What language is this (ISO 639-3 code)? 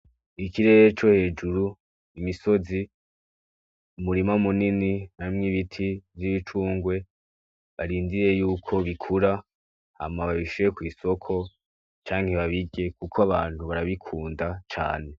run